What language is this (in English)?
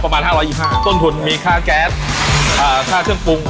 Thai